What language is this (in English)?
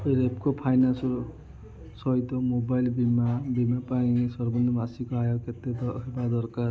Odia